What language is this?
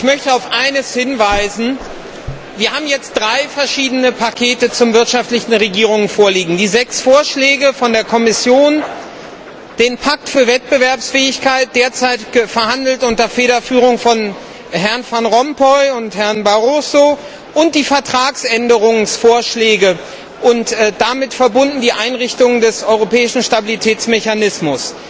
German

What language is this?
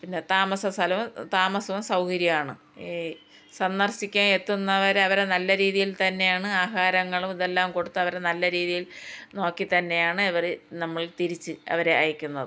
Malayalam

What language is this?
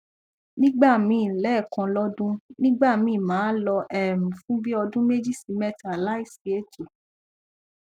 Yoruba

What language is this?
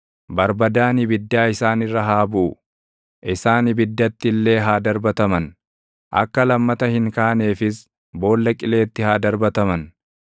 Oromo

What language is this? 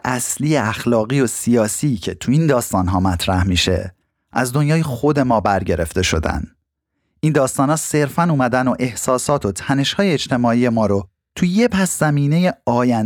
Persian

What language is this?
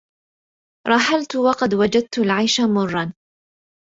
Arabic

